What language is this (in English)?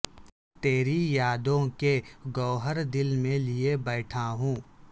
Urdu